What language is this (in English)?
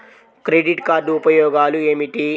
Telugu